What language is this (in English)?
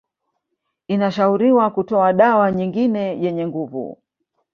Swahili